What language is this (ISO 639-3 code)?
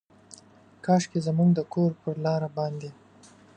pus